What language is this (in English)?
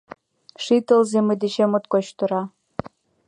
Mari